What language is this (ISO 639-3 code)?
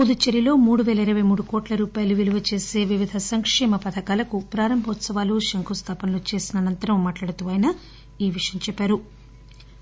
tel